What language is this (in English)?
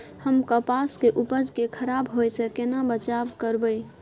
Maithili